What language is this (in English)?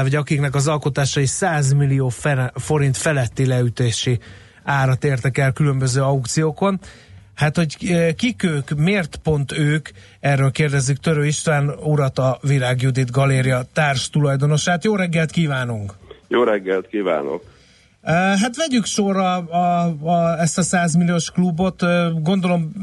Hungarian